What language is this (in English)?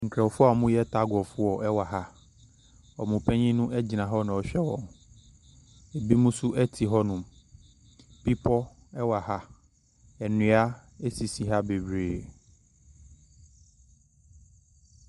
Akan